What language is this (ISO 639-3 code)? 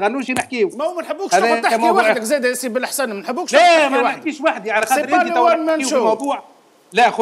ara